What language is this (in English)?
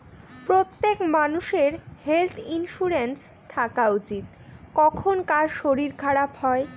Bangla